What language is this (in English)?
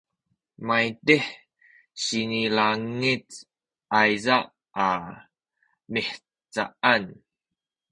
Sakizaya